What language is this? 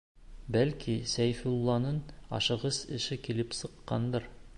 Bashkir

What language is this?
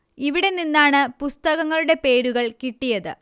Malayalam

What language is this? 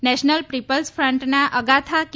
Gujarati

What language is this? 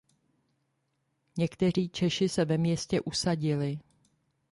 Czech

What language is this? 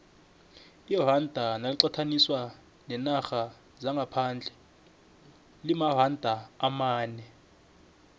South Ndebele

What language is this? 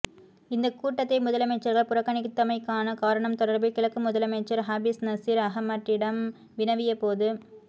Tamil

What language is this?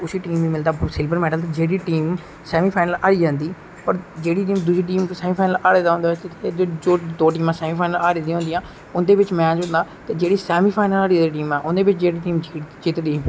Dogri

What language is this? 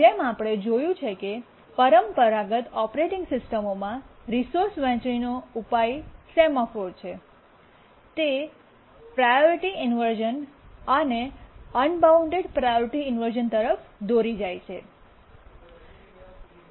Gujarati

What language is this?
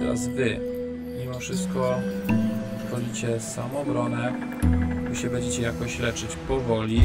Polish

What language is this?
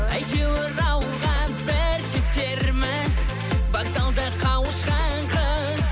Kazakh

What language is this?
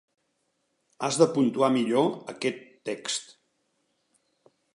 Catalan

